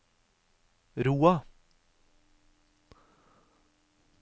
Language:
Norwegian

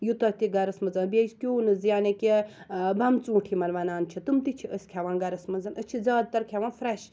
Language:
Kashmiri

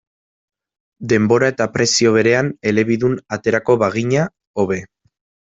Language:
Basque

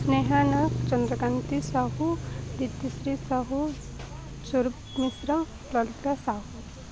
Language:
Odia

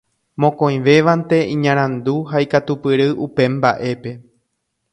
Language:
Guarani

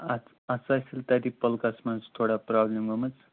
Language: Kashmiri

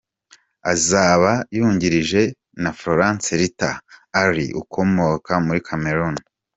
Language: Kinyarwanda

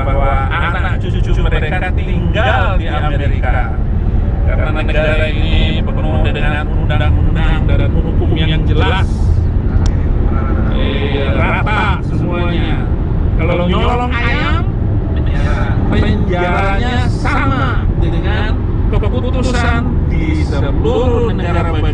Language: Indonesian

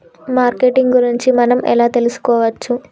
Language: Telugu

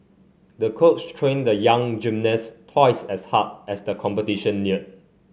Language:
English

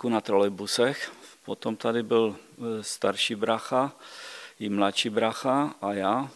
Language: Czech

